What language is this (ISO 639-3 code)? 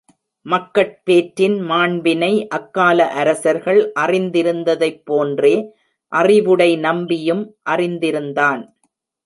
tam